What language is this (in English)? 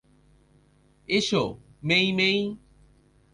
Bangla